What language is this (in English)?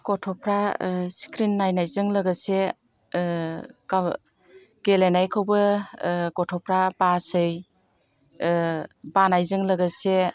Bodo